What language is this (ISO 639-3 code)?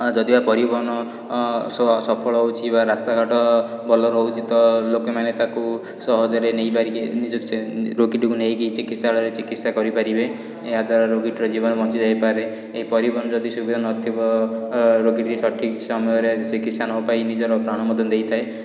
ori